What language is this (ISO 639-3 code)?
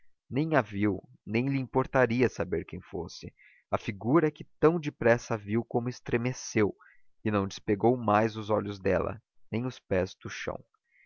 por